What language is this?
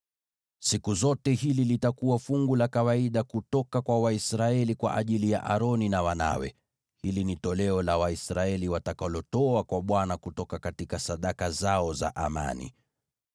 Swahili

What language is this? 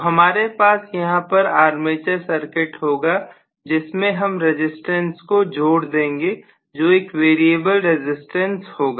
Hindi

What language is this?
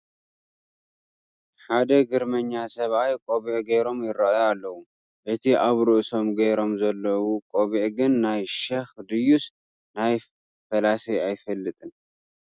Tigrinya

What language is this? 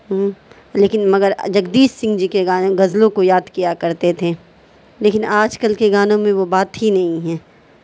Urdu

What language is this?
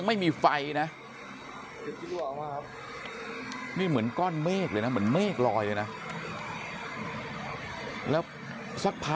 Thai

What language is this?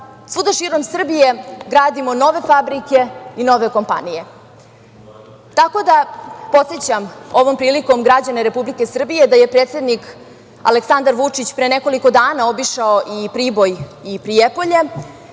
Serbian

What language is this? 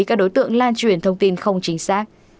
Vietnamese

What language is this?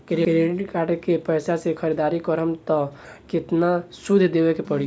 Bhojpuri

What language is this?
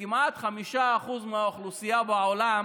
Hebrew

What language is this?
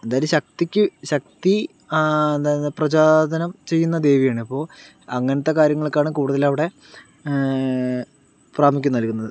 Malayalam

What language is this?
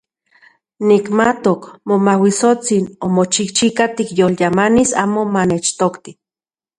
Central Puebla Nahuatl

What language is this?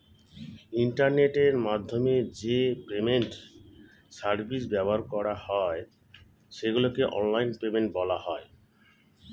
Bangla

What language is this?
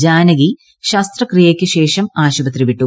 Malayalam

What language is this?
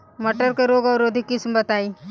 Bhojpuri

